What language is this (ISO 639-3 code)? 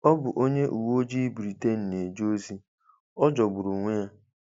ibo